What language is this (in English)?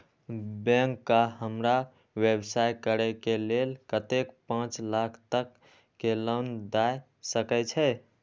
Maithili